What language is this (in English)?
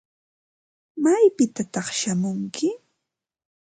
Ambo-Pasco Quechua